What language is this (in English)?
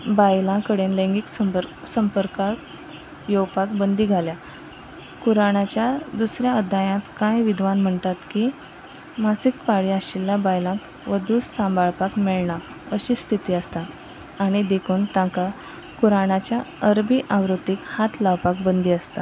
Konkani